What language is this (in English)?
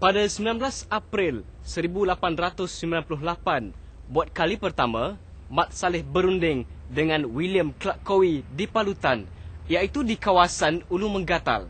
Malay